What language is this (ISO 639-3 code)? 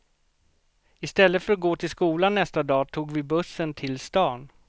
swe